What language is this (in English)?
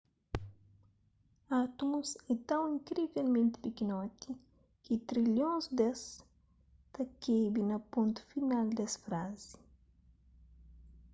Kabuverdianu